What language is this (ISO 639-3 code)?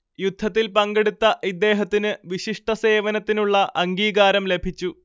mal